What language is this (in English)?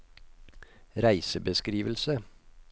Norwegian